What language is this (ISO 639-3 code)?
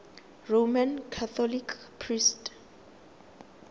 tsn